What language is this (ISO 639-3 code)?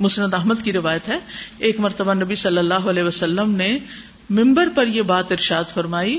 urd